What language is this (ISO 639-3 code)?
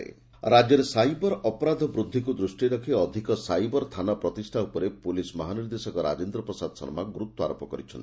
ori